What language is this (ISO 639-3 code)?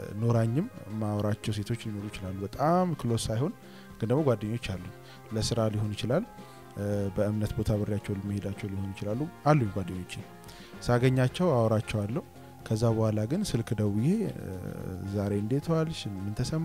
ara